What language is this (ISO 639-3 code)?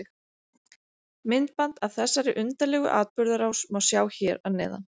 isl